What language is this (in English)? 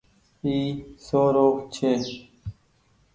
Goaria